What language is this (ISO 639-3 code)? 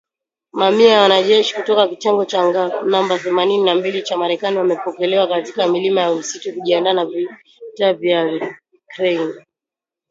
swa